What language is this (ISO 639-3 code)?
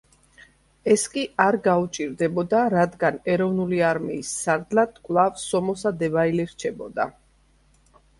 kat